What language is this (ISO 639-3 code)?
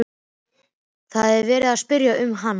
isl